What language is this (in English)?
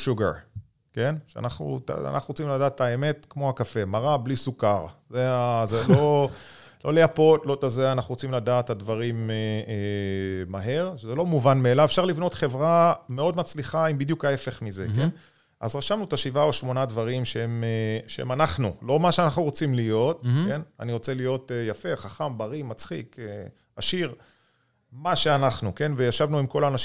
Hebrew